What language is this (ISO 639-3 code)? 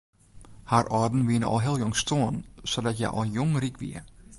fry